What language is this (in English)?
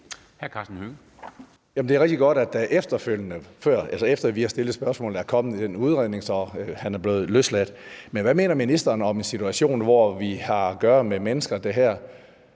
Danish